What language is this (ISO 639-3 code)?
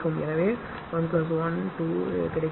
tam